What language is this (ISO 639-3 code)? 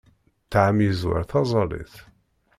kab